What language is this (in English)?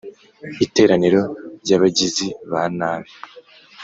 Kinyarwanda